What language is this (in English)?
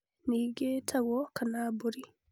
Kikuyu